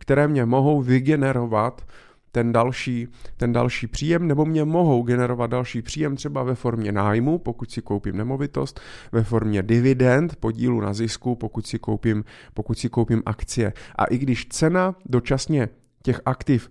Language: Czech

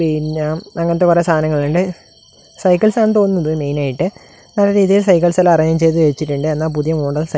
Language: Malayalam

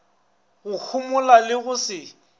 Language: Northern Sotho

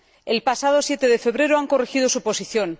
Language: Spanish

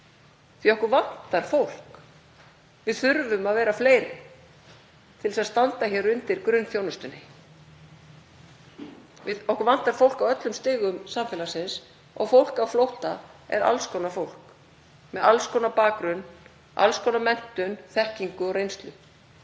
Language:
Icelandic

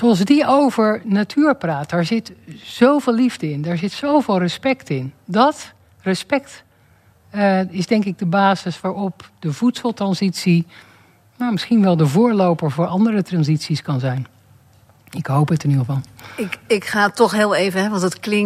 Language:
Dutch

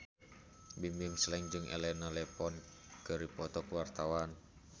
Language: Sundanese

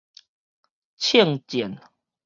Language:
Min Nan Chinese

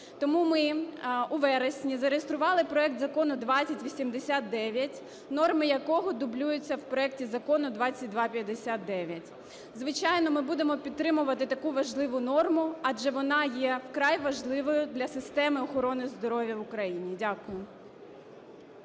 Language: Ukrainian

